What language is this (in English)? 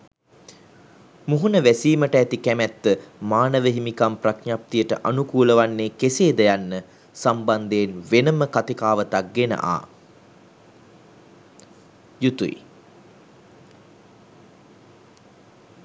Sinhala